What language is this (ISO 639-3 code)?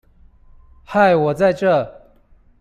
zho